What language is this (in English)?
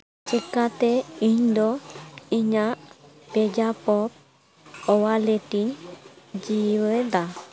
Santali